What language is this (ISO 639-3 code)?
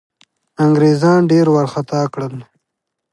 pus